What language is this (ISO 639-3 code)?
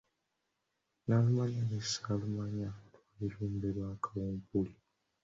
lug